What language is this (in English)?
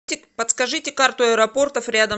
Russian